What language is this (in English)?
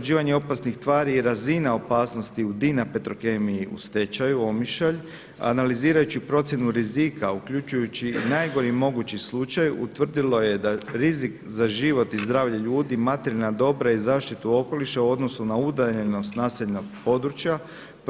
Croatian